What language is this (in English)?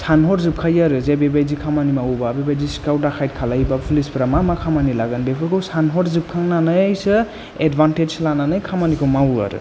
Bodo